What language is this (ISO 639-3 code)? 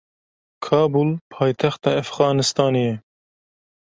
kur